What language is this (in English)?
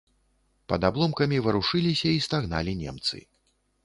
Belarusian